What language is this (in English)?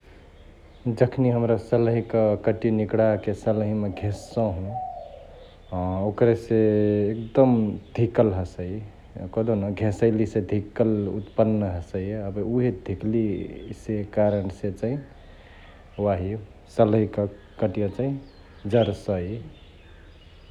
Chitwania Tharu